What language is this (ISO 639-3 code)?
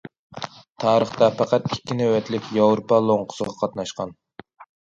uig